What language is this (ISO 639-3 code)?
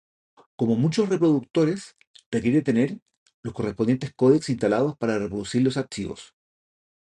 spa